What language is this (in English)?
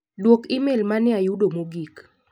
Luo (Kenya and Tanzania)